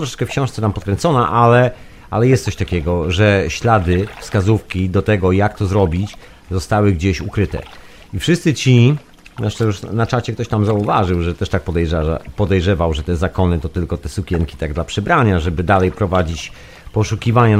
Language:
Polish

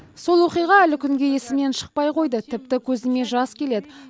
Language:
Kazakh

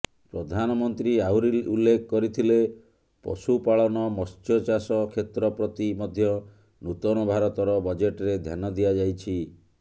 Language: Odia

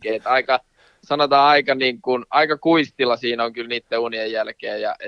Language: Finnish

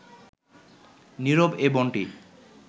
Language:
Bangla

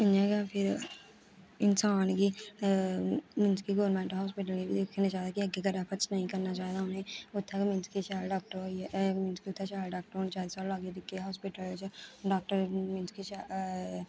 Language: Dogri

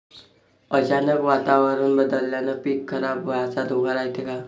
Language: Marathi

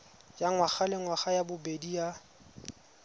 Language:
Tswana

